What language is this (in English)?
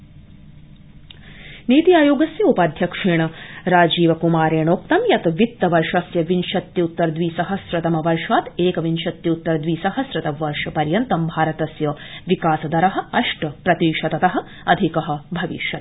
Sanskrit